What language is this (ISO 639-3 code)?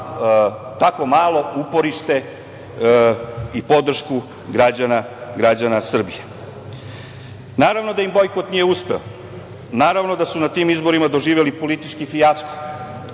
srp